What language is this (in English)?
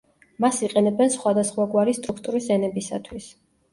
Georgian